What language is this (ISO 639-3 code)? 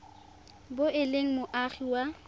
tsn